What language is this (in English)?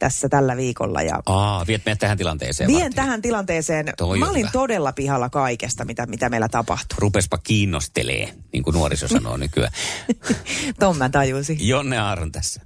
Finnish